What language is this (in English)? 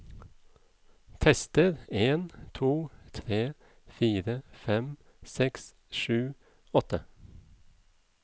Norwegian